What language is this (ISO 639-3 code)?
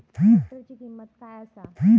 mar